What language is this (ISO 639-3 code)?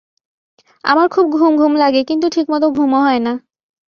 ben